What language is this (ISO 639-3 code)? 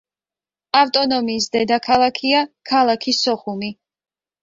kat